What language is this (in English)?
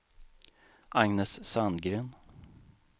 Swedish